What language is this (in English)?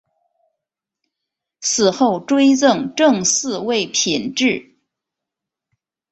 Chinese